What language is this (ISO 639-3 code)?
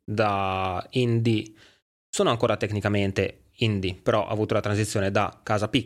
ita